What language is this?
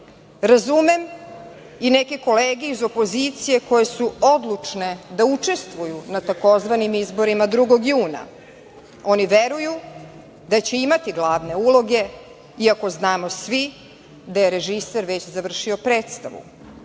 Serbian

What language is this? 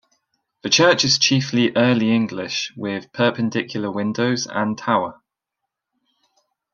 English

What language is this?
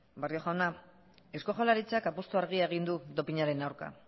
Basque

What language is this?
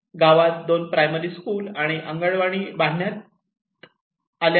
Marathi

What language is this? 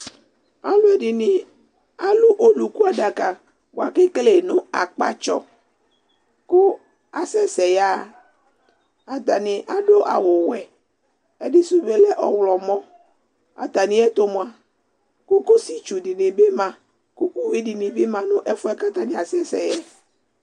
Ikposo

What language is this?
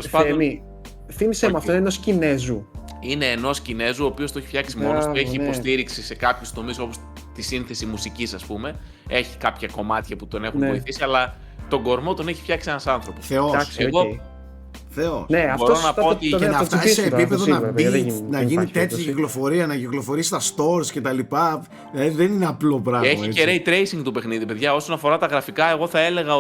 Greek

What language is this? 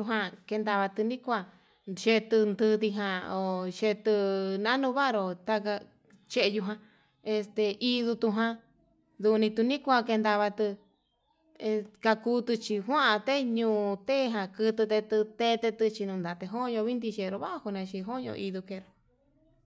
Yutanduchi Mixtec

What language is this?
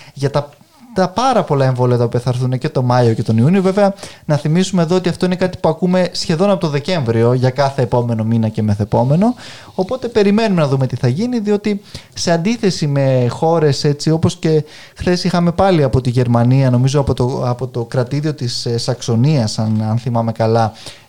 Greek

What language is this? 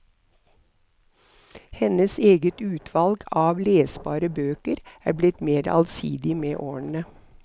Norwegian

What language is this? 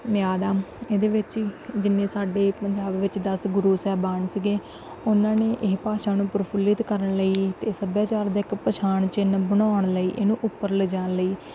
Punjabi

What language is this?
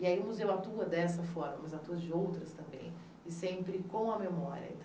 Portuguese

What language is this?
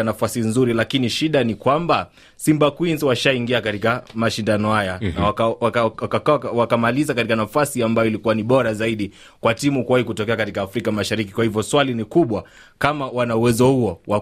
Swahili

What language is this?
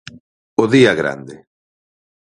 Galician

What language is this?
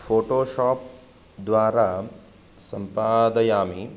Sanskrit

